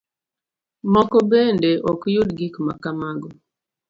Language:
Luo (Kenya and Tanzania)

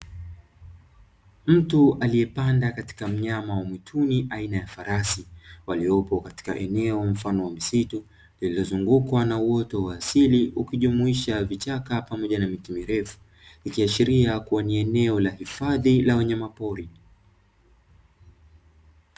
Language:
Swahili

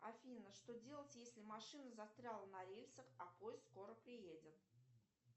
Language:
Russian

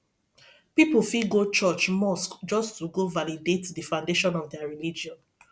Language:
Nigerian Pidgin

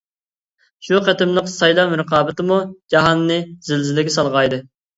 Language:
Uyghur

